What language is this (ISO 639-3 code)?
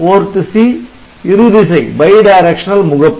tam